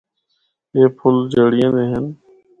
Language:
Northern Hindko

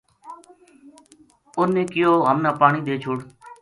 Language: Gujari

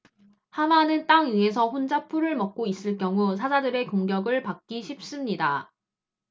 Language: Korean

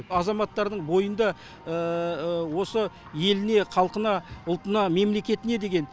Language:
Kazakh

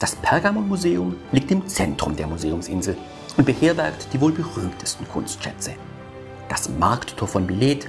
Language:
German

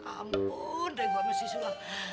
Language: Indonesian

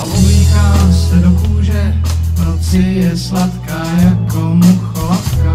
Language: Czech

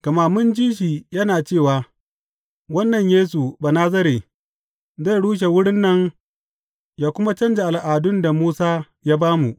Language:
Hausa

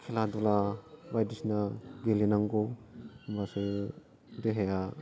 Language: Bodo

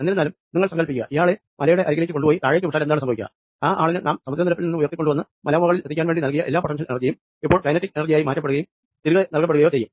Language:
Malayalam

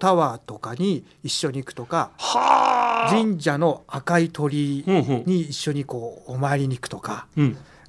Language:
Japanese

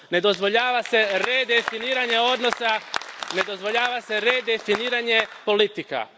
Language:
Croatian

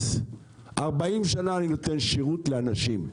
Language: Hebrew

